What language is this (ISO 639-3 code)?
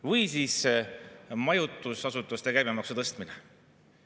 est